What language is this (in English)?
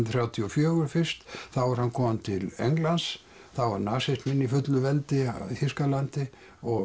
Icelandic